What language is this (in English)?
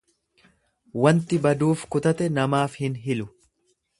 Oromo